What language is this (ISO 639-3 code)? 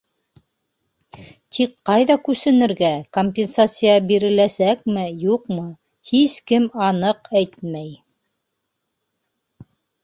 bak